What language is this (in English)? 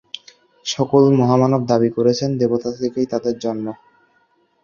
Bangla